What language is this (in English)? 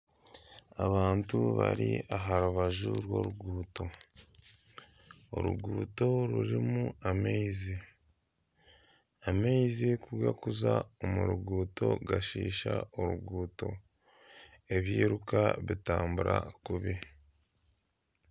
Nyankole